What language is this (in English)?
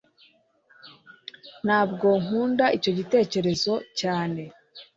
Kinyarwanda